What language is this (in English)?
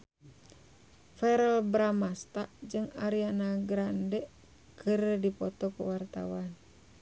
Sundanese